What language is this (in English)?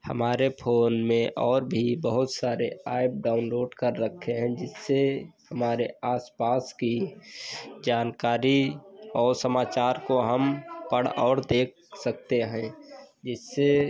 Hindi